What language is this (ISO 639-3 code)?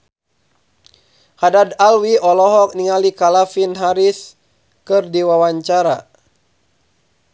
sun